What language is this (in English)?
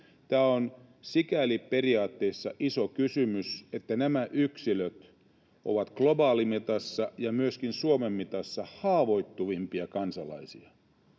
Finnish